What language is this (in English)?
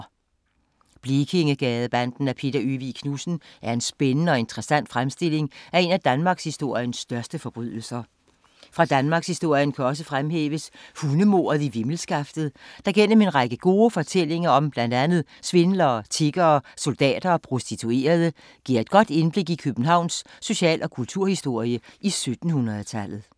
Danish